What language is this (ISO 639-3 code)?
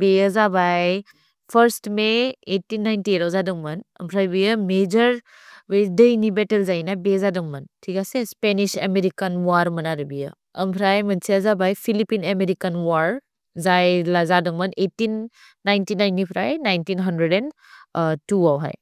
brx